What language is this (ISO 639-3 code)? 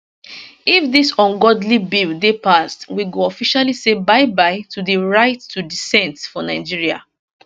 pcm